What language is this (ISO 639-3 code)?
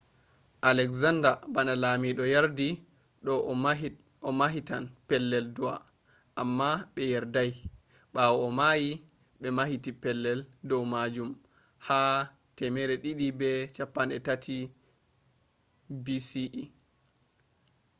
ful